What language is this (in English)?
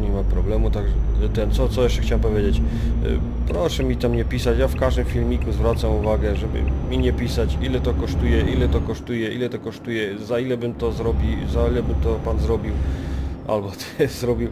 Polish